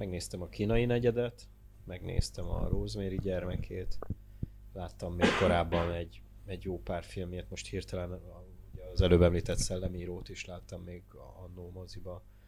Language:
Hungarian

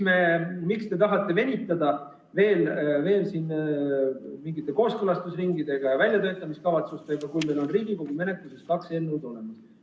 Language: Estonian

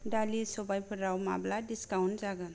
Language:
Bodo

